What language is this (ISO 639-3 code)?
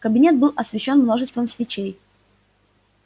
rus